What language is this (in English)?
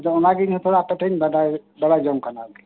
Santali